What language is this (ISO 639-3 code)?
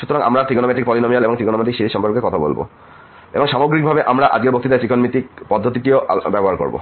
ben